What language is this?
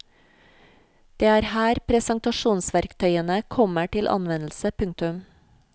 Norwegian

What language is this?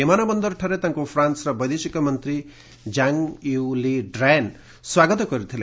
Odia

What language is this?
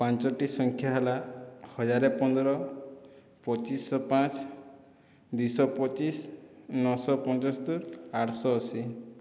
Odia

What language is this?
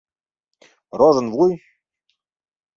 Mari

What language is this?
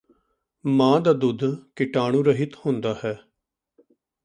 Punjabi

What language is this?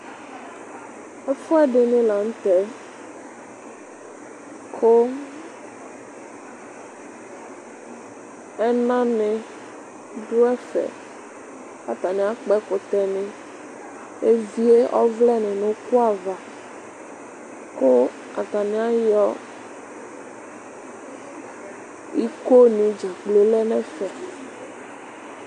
Ikposo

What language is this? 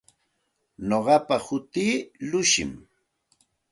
Santa Ana de Tusi Pasco Quechua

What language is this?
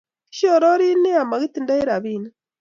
Kalenjin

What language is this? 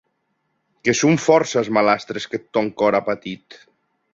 Occitan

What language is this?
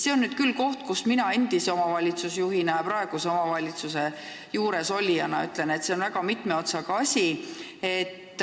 Estonian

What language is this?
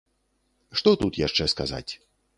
Belarusian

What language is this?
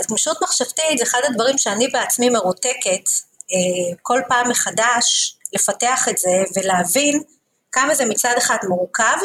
Hebrew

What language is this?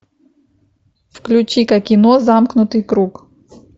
Russian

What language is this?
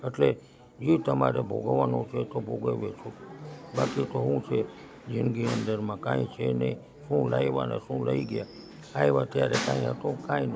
Gujarati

